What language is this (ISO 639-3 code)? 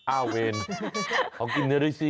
tha